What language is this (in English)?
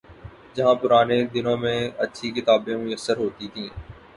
Urdu